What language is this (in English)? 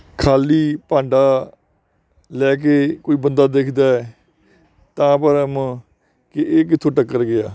Punjabi